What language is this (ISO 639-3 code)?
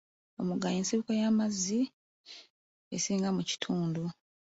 lug